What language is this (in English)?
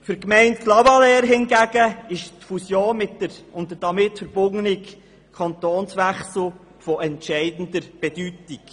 Swiss German